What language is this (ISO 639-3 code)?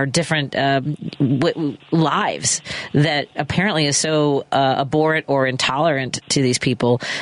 eng